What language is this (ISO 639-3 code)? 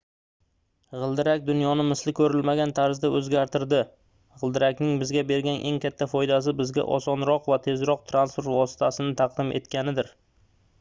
uzb